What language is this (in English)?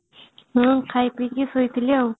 Odia